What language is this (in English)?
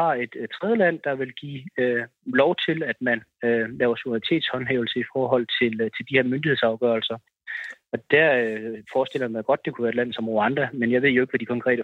Danish